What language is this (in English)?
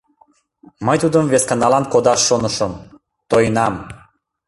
Mari